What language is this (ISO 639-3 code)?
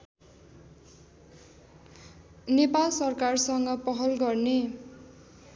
nep